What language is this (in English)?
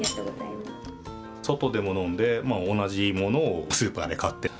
Japanese